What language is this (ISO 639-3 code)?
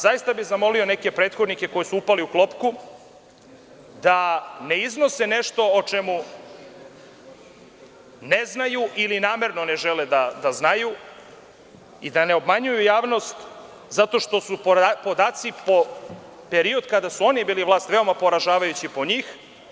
srp